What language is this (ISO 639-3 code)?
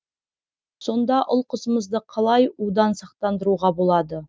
kaz